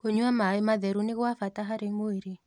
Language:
Kikuyu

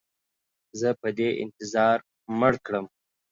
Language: Pashto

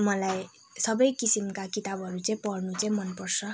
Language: Nepali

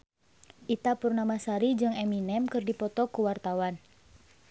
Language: Sundanese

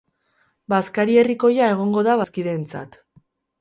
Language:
Basque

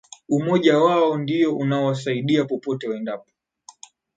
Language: Swahili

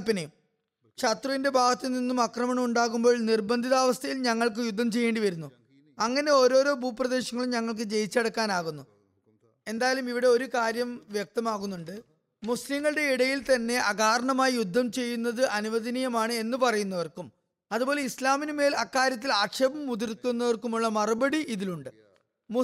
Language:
Malayalam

